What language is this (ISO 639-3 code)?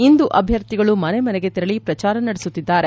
kan